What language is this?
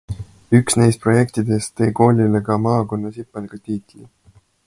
Estonian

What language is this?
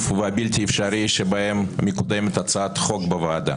Hebrew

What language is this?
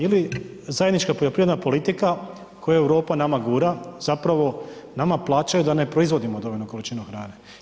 Croatian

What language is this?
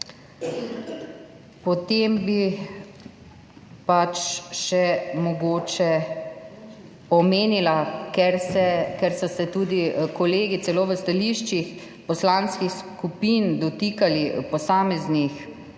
Slovenian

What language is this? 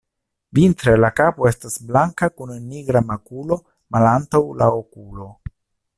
Esperanto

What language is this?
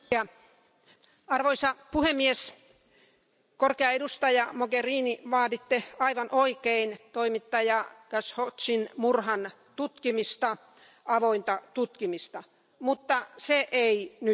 Finnish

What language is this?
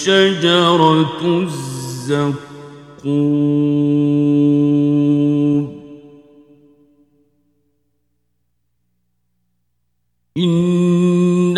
Arabic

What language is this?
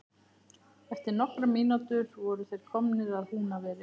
Icelandic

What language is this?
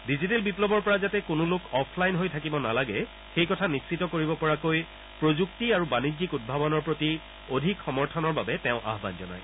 Assamese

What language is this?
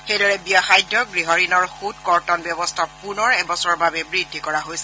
Assamese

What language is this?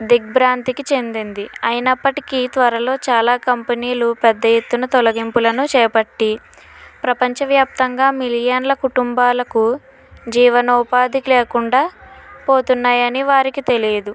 Telugu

